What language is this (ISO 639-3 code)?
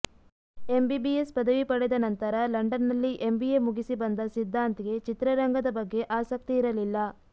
kan